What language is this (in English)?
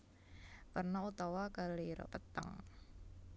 Javanese